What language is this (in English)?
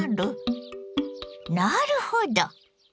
Japanese